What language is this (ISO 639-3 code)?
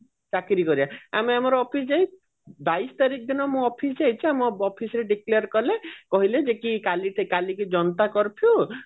ori